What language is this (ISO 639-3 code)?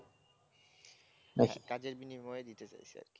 ben